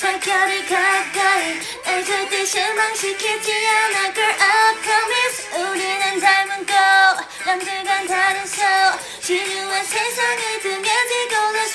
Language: Korean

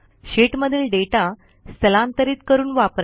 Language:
Marathi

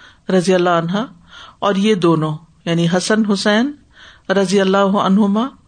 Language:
Urdu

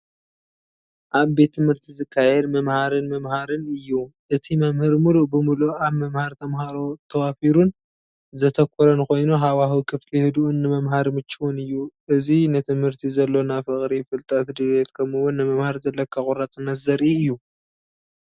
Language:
Tigrinya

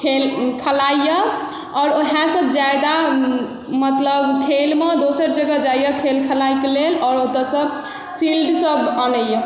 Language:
Maithili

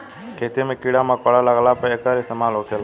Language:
Bhojpuri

